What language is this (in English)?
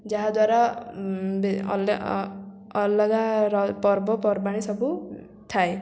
Odia